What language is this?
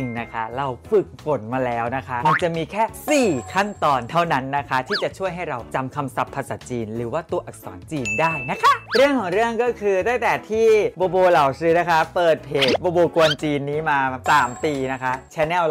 Thai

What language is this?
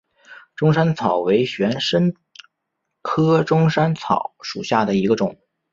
Chinese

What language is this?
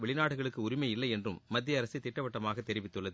Tamil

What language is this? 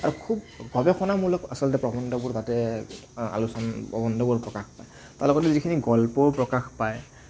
Assamese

